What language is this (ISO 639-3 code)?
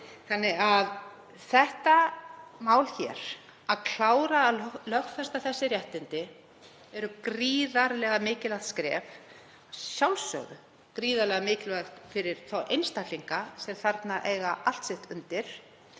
isl